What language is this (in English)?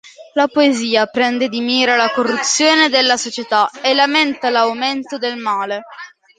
Italian